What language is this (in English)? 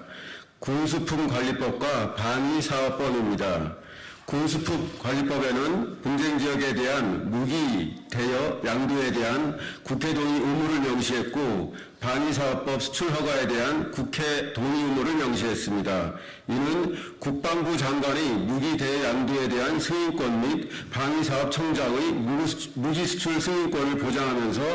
Korean